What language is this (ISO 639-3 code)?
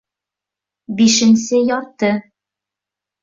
bak